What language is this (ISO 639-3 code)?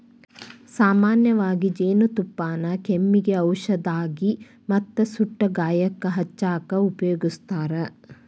kan